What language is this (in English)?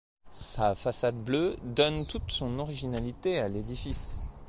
French